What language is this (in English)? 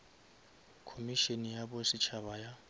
Northern Sotho